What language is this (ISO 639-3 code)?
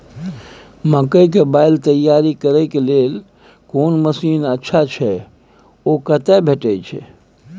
mai